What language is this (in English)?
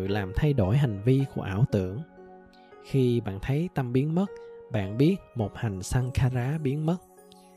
Vietnamese